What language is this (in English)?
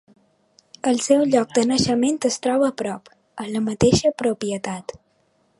Catalan